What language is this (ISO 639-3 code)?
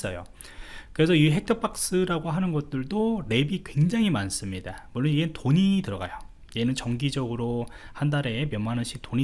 kor